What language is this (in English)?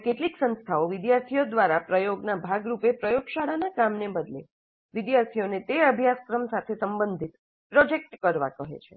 Gujarati